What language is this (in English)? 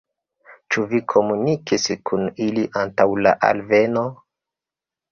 Esperanto